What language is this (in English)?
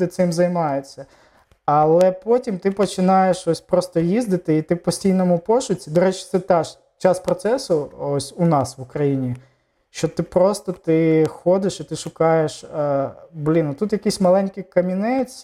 Ukrainian